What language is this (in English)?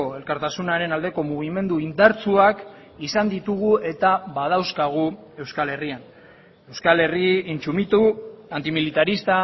Basque